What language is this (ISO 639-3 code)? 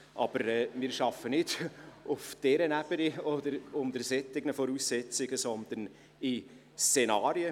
gsw